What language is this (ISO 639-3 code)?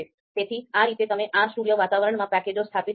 guj